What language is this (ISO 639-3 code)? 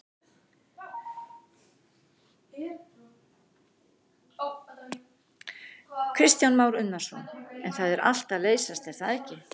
isl